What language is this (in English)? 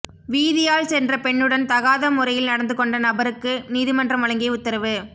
Tamil